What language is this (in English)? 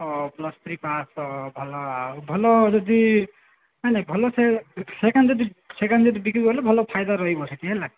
Odia